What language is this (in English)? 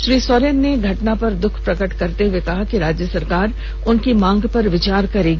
Hindi